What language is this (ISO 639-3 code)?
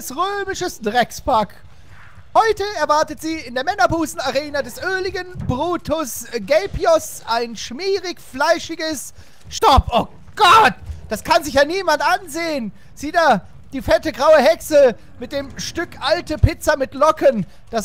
deu